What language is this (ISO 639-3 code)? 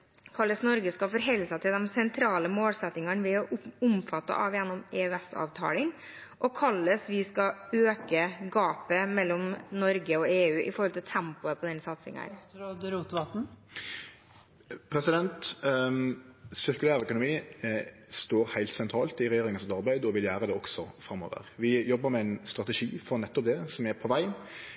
nor